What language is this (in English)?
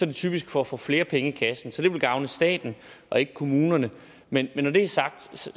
Danish